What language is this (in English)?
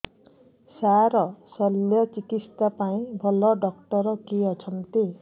Odia